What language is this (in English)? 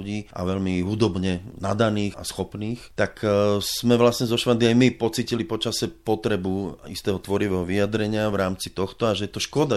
Slovak